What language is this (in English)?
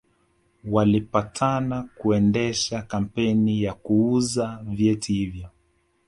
Swahili